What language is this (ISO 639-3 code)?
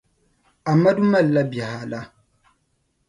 dag